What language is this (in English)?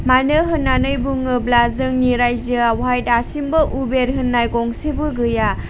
Bodo